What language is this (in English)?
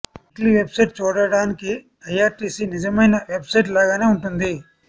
Telugu